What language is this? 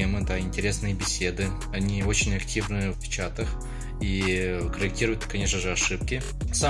Russian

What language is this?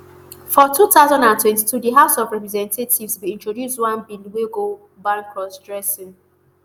Nigerian Pidgin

